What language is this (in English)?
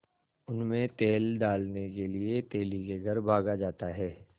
Hindi